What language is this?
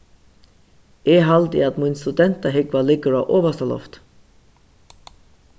Faroese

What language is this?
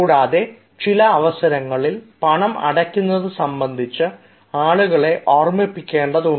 Malayalam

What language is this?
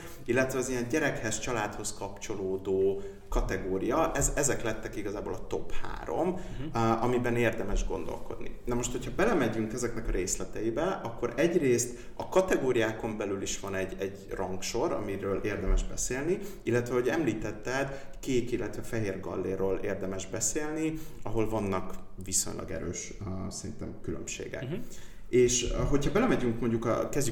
Hungarian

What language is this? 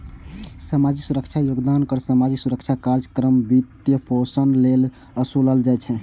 Maithili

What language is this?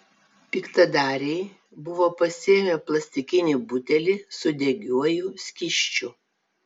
Lithuanian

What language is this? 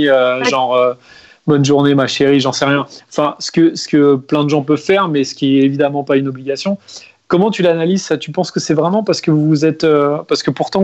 French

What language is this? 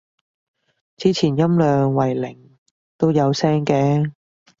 Cantonese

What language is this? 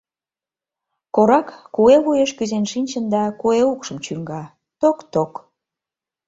Mari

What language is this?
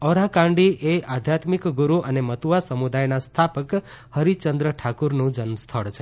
Gujarati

